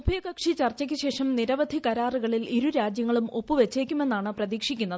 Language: Malayalam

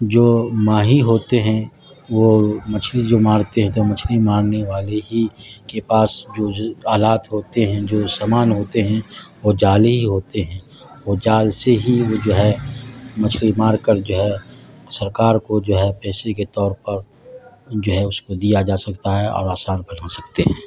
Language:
Urdu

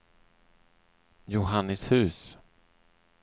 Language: Swedish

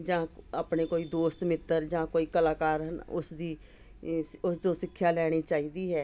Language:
Punjabi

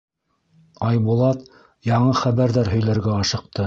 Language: Bashkir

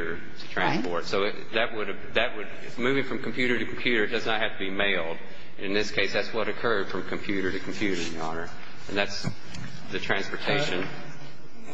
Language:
English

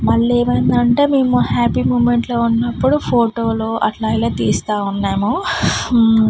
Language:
Telugu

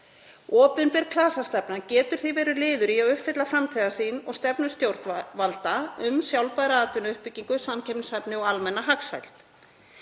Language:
Icelandic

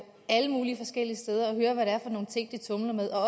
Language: Danish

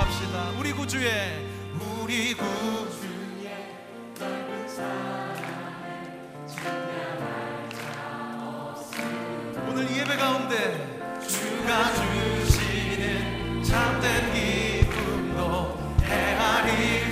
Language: Korean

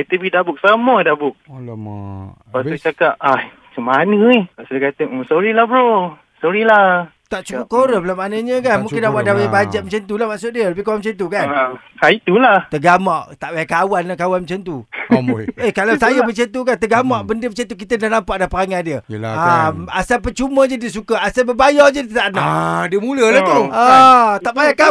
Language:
Malay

